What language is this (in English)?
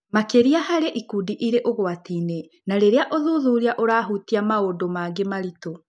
Kikuyu